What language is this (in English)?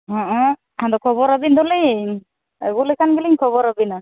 Santali